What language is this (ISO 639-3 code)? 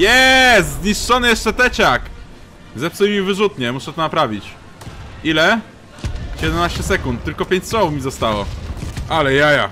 pol